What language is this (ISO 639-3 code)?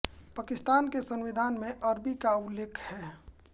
hin